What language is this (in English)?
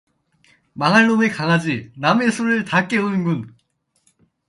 Korean